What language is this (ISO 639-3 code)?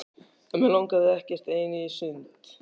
isl